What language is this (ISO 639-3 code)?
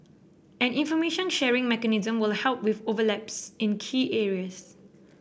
eng